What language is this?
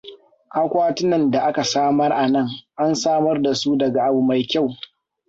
Hausa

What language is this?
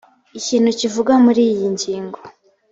Kinyarwanda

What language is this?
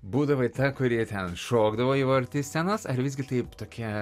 Lithuanian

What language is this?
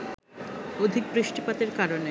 Bangla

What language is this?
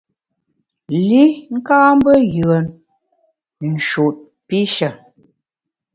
Bamun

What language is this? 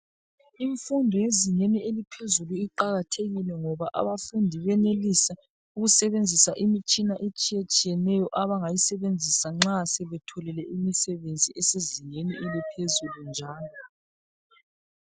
North Ndebele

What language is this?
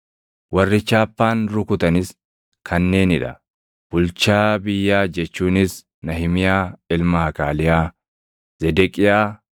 Oromo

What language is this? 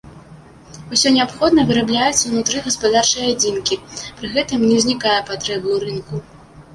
Belarusian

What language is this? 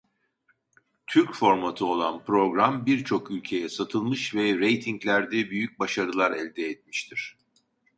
Turkish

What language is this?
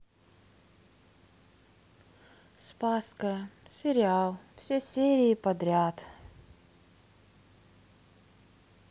Russian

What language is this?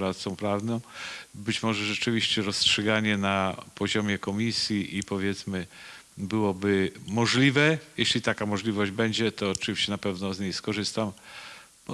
Polish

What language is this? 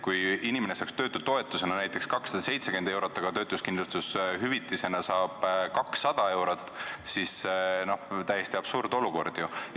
Estonian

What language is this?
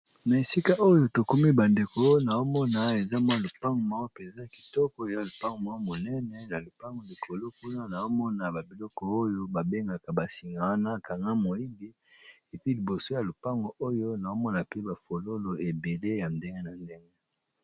Lingala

